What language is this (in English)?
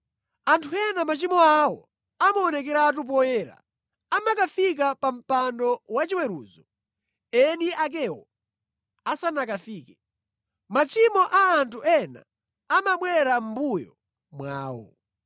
Nyanja